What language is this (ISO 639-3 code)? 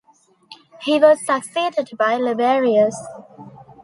eng